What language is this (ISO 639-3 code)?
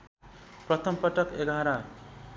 nep